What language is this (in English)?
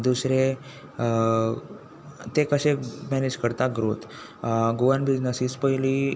Konkani